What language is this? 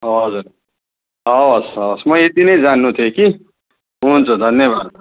Nepali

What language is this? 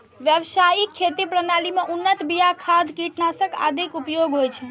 Maithili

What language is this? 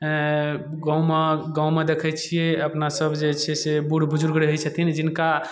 Maithili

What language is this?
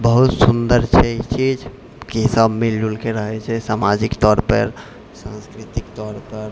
Maithili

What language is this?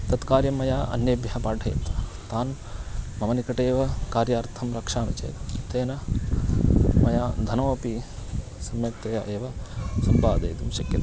Sanskrit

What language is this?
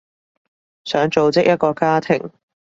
Cantonese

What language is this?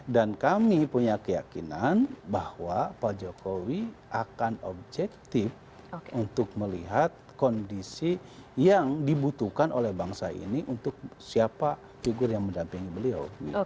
Indonesian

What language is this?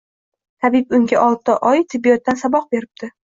Uzbek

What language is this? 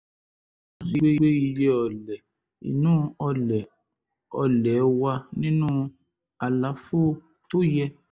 Yoruba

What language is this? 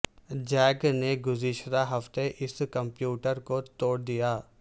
Urdu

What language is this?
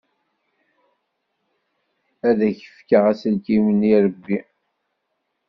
Kabyle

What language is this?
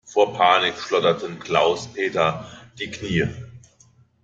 German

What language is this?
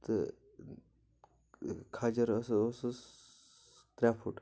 Kashmiri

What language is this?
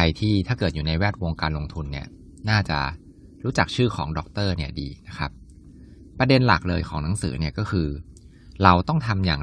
Thai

